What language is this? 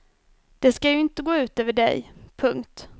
Swedish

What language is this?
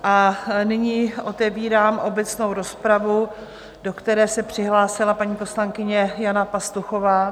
Czech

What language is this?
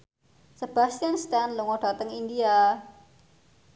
Javanese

